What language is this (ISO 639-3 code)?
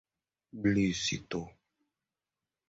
por